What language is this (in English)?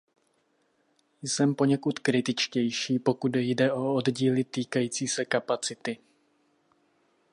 Czech